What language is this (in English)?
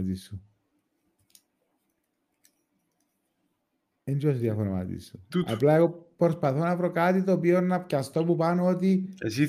Greek